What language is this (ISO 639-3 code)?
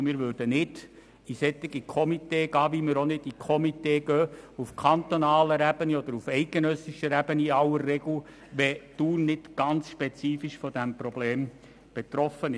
gsw